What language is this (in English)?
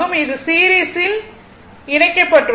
Tamil